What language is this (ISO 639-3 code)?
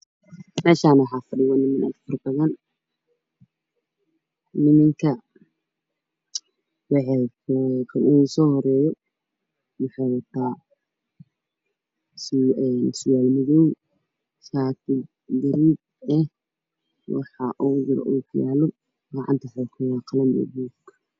som